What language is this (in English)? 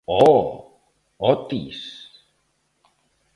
Galician